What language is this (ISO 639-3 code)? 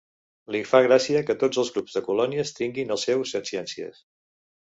cat